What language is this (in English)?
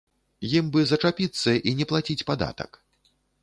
Belarusian